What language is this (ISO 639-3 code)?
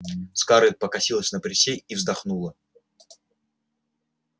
rus